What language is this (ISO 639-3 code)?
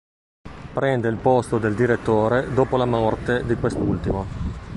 ita